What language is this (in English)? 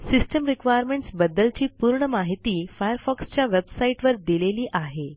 Marathi